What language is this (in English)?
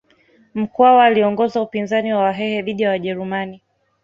Swahili